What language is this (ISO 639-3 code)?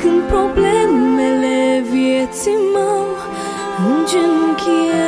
ron